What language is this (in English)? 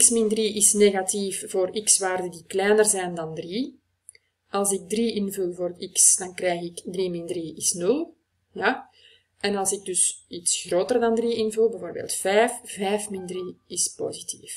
Dutch